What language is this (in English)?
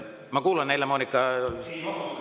Estonian